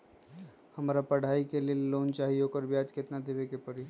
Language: Magahi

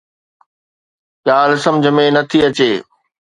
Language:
Sindhi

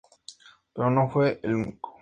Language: Spanish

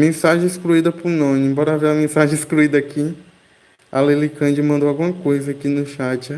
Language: Portuguese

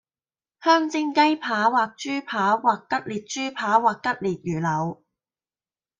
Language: Cantonese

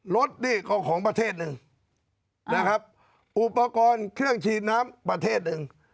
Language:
Thai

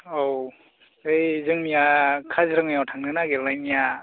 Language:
Bodo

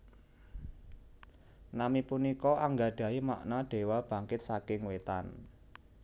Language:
Javanese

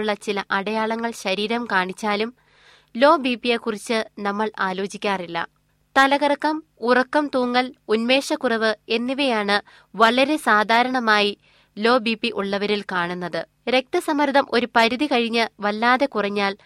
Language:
Malayalam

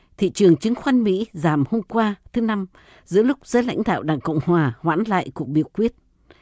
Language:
Vietnamese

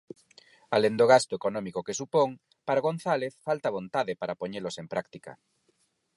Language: Galician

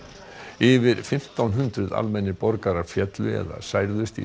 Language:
Icelandic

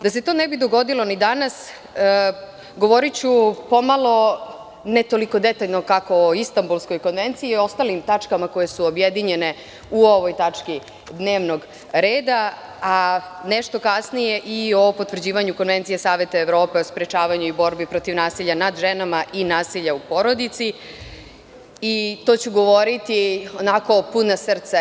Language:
Serbian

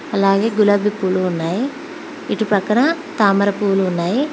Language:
Telugu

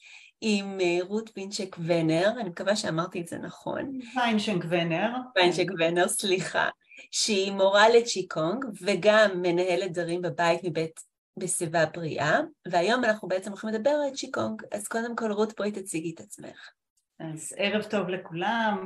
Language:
Hebrew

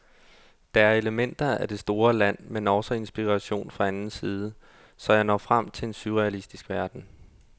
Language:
Danish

